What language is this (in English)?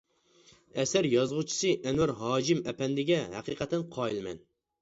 Uyghur